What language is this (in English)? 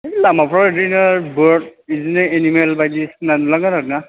Bodo